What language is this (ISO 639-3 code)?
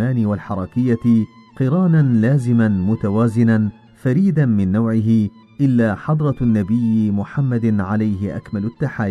ara